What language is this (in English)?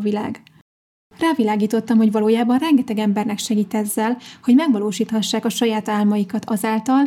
Hungarian